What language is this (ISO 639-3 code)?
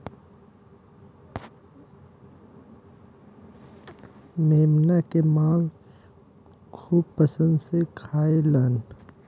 bho